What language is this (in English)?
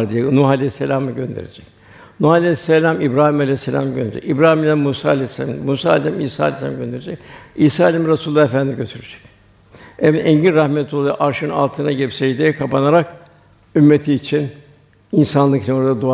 Turkish